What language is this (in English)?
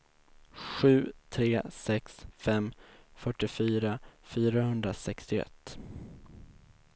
Swedish